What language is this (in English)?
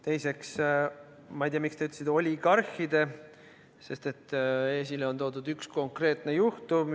Estonian